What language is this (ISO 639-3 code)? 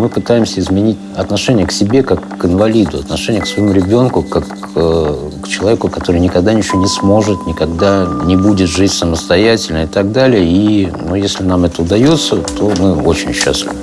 rus